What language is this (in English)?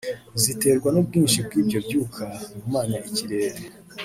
Kinyarwanda